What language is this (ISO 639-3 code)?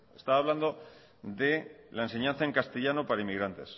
spa